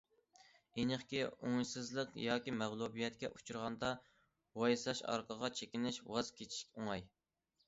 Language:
Uyghur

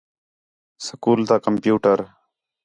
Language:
Khetrani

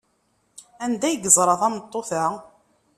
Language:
Kabyle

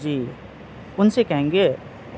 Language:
Urdu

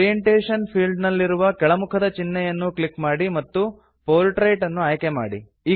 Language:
Kannada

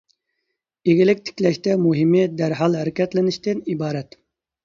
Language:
Uyghur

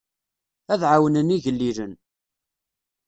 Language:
Kabyle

